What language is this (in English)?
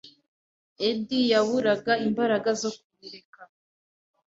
Kinyarwanda